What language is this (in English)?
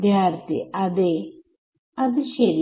Malayalam